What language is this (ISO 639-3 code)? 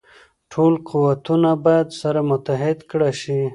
pus